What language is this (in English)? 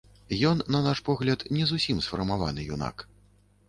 Belarusian